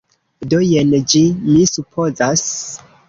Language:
Esperanto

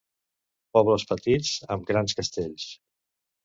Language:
Catalan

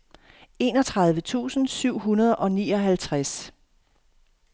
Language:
Danish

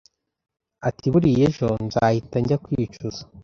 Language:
Kinyarwanda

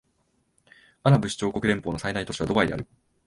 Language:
Japanese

